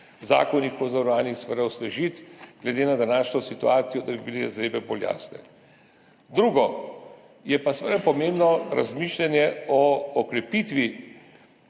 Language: Slovenian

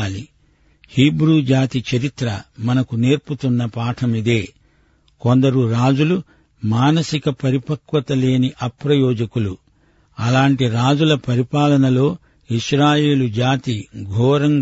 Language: Telugu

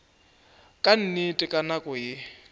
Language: Northern Sotho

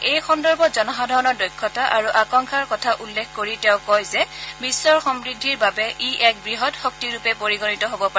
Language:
Assamese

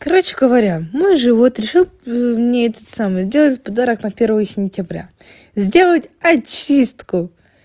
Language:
Russian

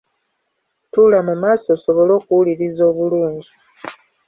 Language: Ganda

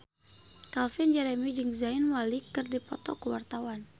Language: Sundanese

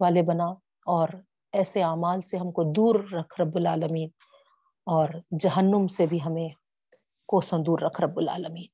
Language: Urdu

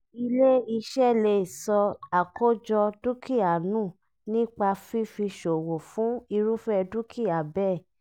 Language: Yoruba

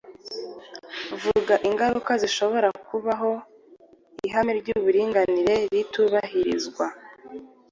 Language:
Kinyarwanda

